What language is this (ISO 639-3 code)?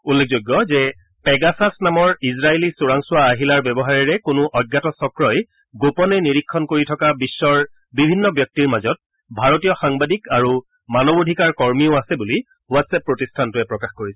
asm